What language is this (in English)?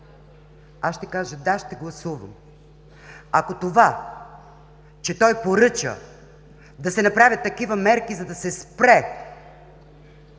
Bulgarian